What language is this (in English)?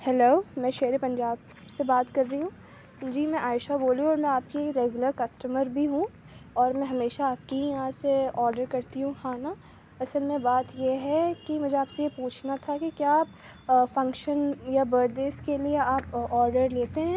Urdu